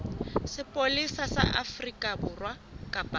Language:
Southern Sotho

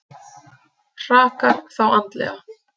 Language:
Icelandic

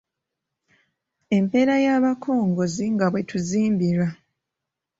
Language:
Ganda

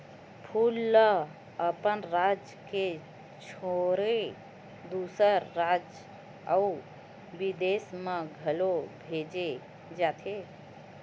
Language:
Chhattisgarhi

